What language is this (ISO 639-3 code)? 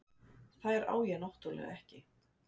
isl